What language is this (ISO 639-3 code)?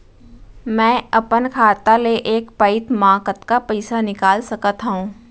hne